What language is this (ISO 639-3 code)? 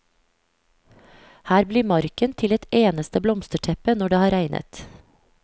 nor